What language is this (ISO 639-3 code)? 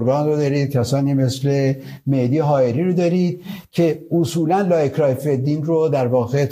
fas